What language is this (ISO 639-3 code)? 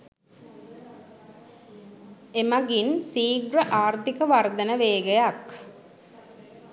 sin